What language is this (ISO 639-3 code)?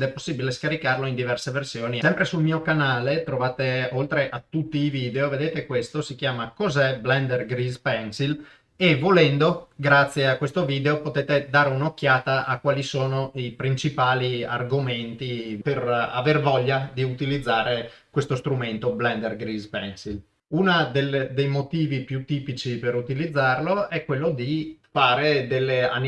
ita